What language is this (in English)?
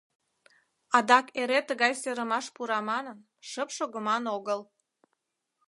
Mari